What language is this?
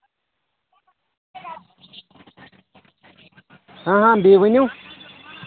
Kashmiri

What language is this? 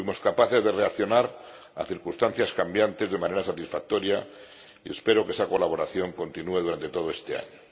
Spanish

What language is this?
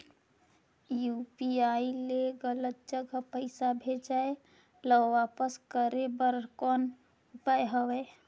Chhattisgarhi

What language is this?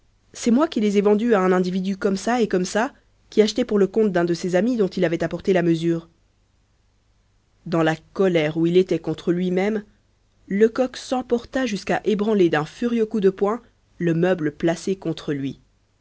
French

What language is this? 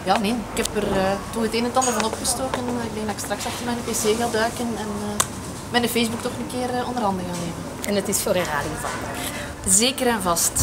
Dutch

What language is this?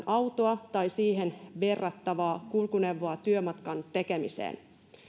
Finnish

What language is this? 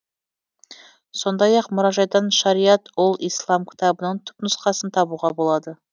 Kazakh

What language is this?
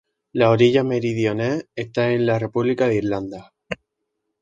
Spanish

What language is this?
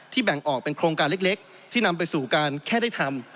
Thai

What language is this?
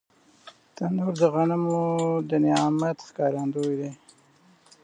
Pashto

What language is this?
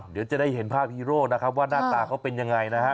Thai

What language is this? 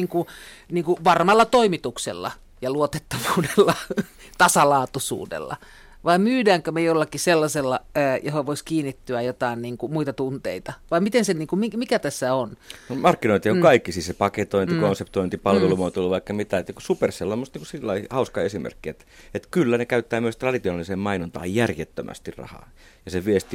Finnish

